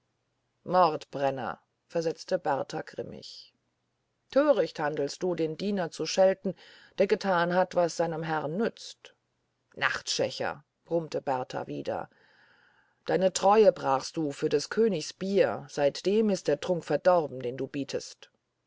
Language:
German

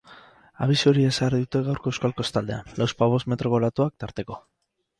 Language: Basque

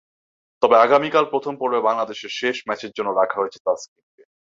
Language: Bangla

